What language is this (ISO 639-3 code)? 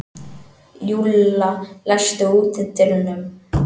isl